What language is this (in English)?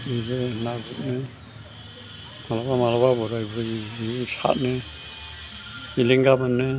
Bodo